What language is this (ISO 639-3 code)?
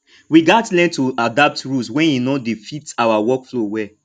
pcm